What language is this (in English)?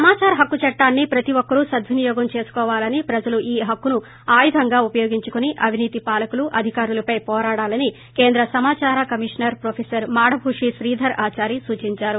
Telugu